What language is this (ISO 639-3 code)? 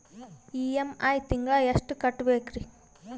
kan